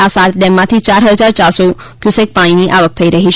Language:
Gujarati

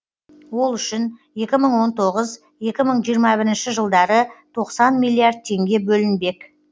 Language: Kazakh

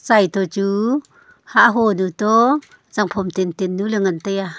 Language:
Wancho Naga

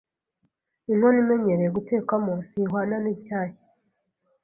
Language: Kinyarwanda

